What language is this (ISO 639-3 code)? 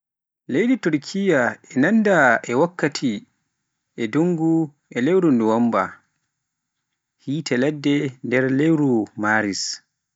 fuf